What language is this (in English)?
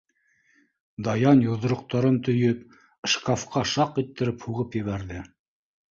Bashkir